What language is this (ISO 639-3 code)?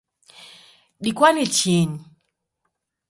dav